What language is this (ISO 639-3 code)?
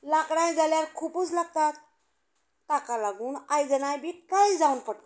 kok